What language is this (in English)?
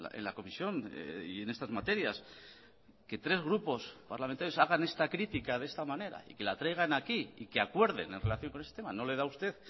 Spanish